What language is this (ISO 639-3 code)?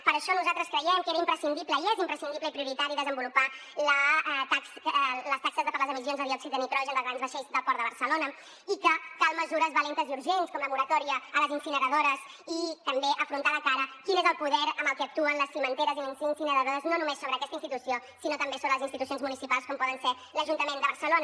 cat